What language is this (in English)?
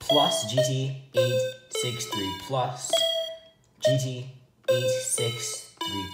English